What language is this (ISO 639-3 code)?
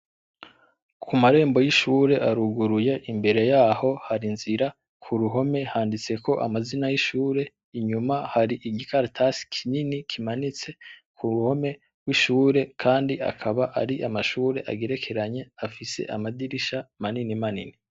run